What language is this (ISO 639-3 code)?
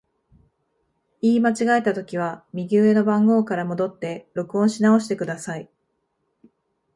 jpn